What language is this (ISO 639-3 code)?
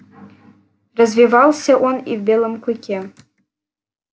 rus